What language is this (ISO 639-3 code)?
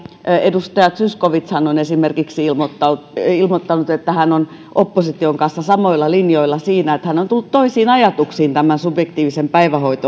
fin